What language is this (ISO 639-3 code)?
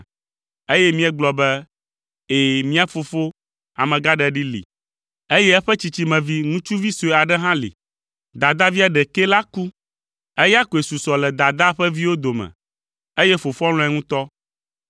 ewe